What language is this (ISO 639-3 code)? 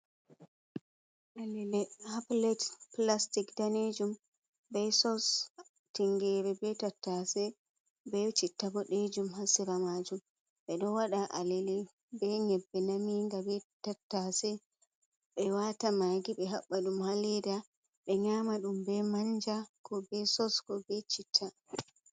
ful